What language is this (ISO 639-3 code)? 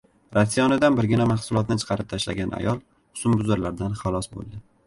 uzb